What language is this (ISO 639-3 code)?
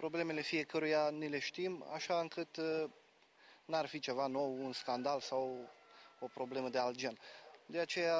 ron